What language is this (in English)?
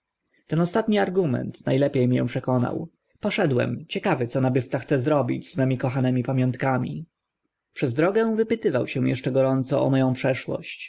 Polish